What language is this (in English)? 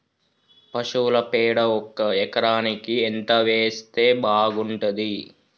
Telugu